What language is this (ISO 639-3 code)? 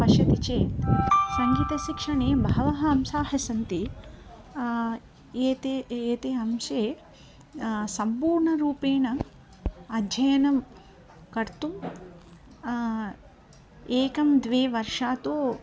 san